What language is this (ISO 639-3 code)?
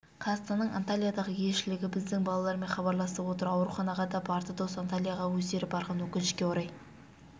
kaz